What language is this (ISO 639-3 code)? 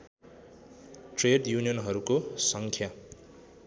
nep